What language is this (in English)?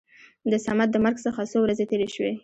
Pashto